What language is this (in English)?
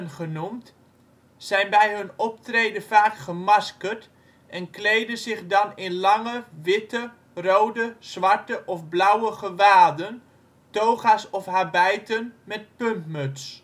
Dutch